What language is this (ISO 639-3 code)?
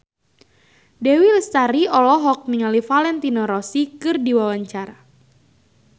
sun